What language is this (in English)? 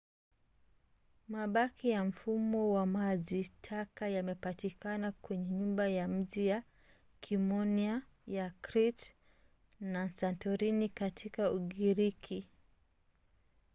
Swahili